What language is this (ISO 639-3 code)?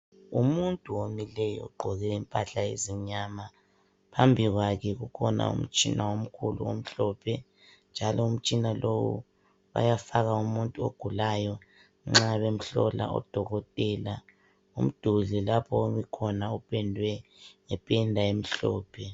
nde